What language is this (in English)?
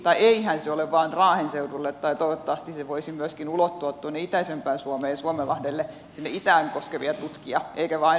Finnish